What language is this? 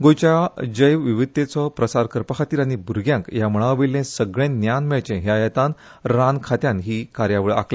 Konkani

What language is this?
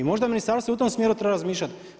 Croatian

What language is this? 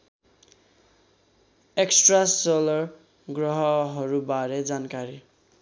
Nepali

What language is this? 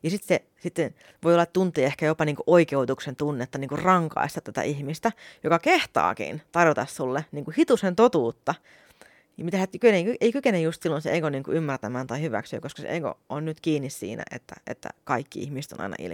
Finnish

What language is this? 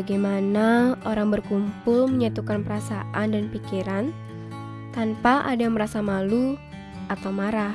Indonesian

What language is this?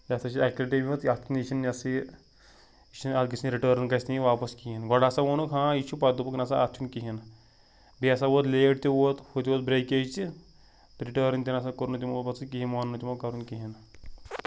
Kashmiri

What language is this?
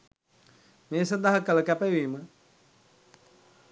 Sinhala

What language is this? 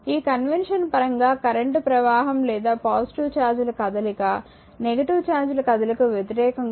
Telugu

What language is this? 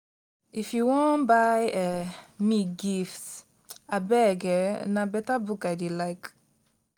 Nigerian Pidgin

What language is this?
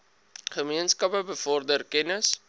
Afrikaans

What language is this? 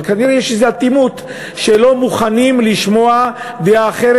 Hebrew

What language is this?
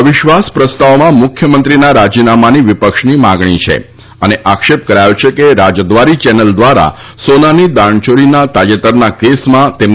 Gujarati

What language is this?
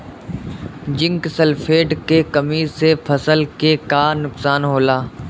Bhojpuri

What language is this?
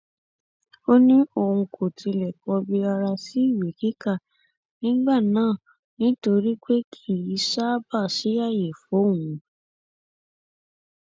Yoruba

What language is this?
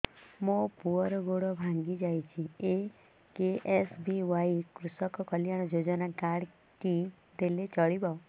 Odia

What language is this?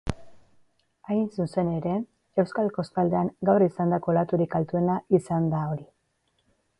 Basque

